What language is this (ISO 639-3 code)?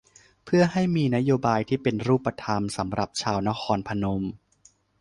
tha